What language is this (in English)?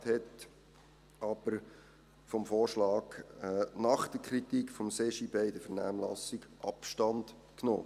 Swiss German